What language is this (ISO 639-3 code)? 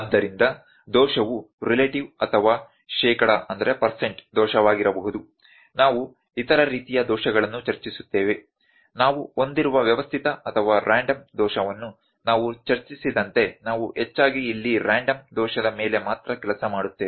kan